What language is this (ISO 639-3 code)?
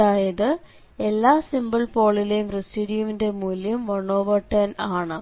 mal